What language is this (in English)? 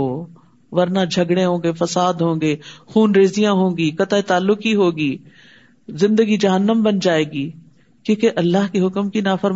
Urdu